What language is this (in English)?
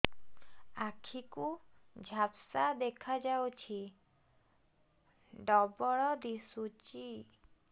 Odia